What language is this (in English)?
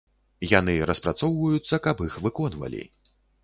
Belarusian